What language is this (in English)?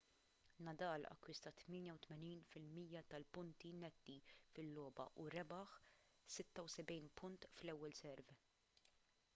Maltese